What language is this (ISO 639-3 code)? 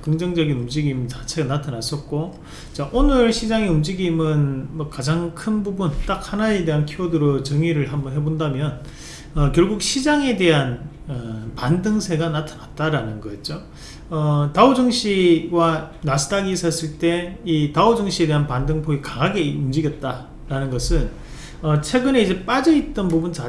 kor